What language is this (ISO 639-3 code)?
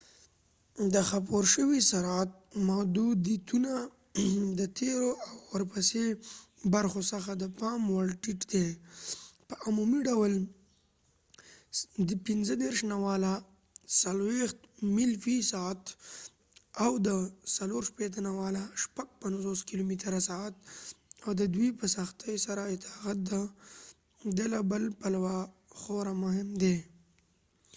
pus